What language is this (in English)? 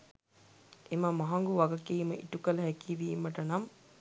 Sinhala